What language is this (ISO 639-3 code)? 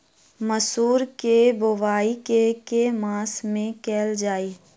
mai